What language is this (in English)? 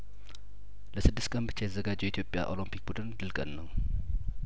Amharic